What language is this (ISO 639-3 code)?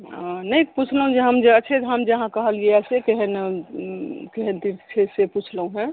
mai